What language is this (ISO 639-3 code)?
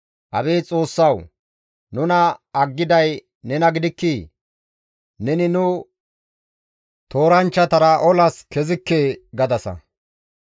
gmv